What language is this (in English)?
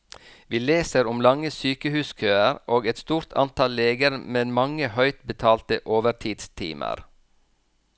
Norwegian